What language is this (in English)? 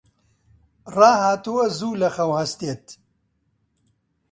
Central Kurdish